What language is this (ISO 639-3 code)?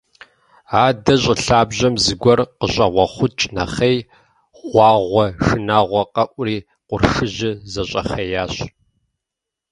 kbd